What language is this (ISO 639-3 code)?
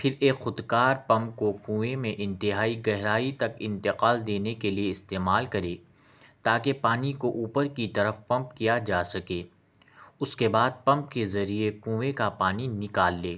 urd